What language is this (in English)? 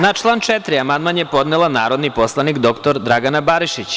Serbian